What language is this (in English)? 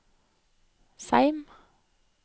Norwegian